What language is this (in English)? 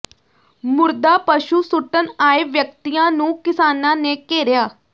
Punjabi